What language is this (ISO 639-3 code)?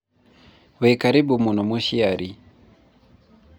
kik